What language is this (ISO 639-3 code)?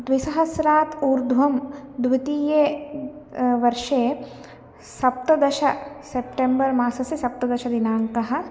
san